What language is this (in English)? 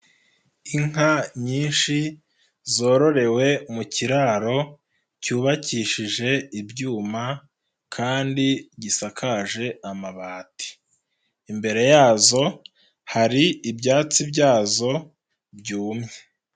Kinyarwanda